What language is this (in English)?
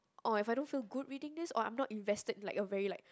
English